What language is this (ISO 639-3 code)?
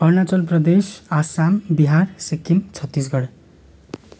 nep